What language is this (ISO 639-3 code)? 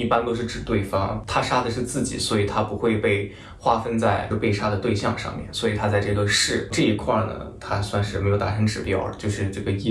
zho